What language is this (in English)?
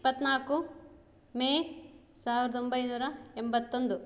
Kannada